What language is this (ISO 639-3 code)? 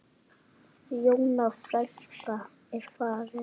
isl